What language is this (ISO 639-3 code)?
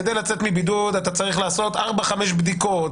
heb